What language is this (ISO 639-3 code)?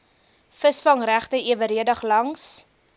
afr